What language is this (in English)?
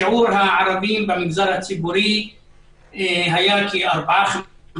Hebrew